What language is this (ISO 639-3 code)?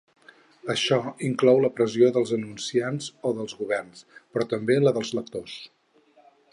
cat